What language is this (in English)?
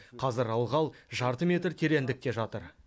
Kazakh